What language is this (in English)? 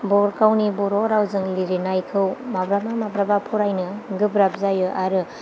Bodo